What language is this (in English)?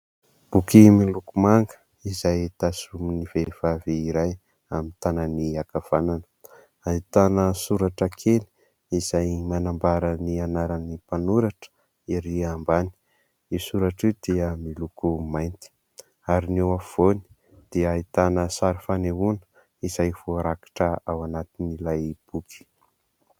Malagasy